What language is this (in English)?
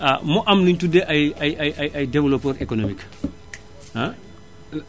Wolof